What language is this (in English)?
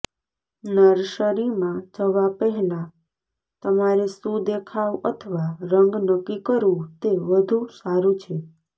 Gujarati